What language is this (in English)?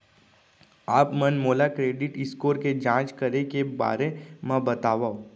Chhattisgarhi